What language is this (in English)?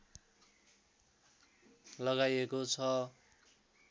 Nepali